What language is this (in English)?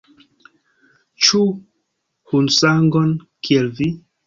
Esperanto